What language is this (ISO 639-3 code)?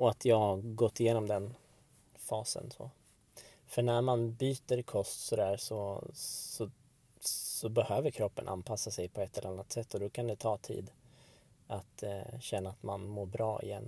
swe